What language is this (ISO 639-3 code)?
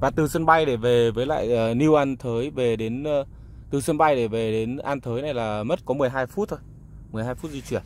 vie